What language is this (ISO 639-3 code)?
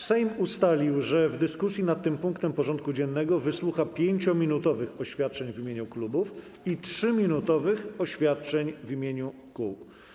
pol